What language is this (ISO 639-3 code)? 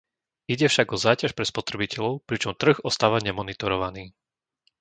slk